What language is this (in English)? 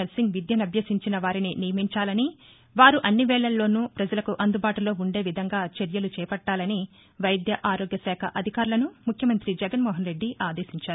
Telugu